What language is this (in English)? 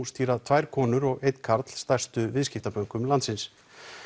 Icelandic